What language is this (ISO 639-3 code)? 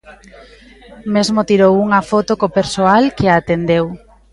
glg